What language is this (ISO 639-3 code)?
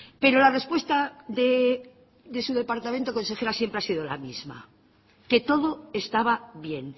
spa